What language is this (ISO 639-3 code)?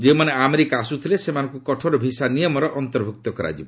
ori